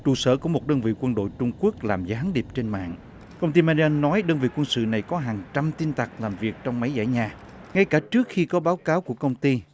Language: Vietnamese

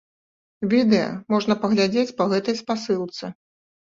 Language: Belarusian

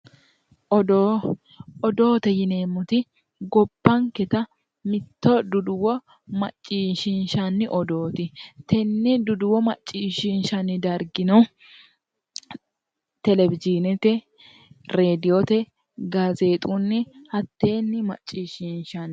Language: Sidamo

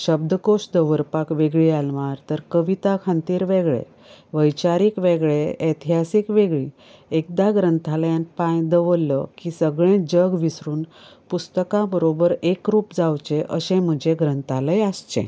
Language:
Konkani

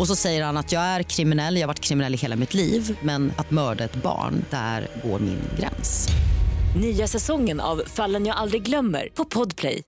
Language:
Swedish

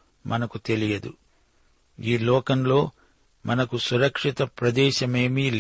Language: Telugu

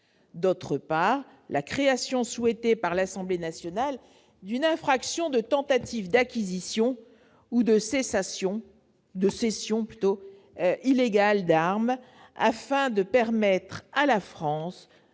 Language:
French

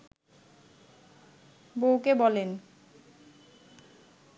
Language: Bangla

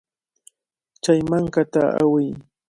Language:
Cajatambo North Lima Quechua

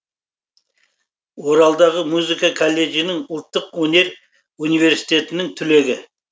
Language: Kazakh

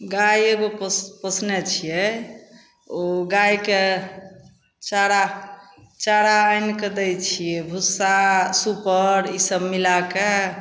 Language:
Maithili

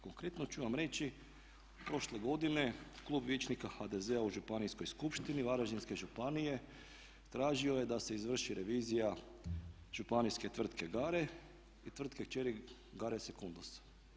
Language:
Croatian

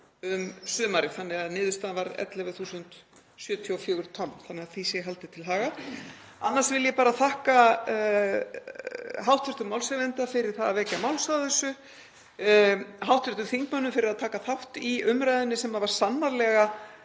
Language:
Icelandic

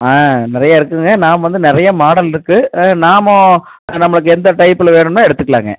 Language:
Tamil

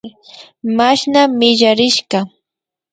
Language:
Imbabura Highland Quichua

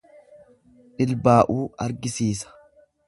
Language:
Oromo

